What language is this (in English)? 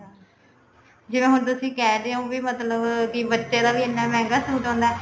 Punjabi